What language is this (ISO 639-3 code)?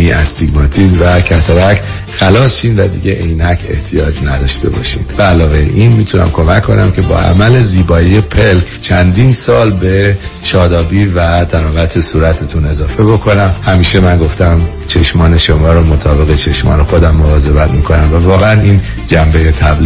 fas